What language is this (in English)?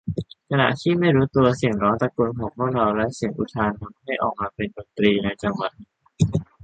Thai